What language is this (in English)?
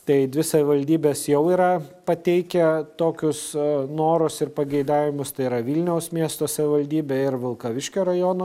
Lithuanian